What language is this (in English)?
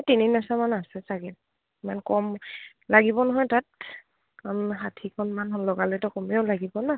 Assamese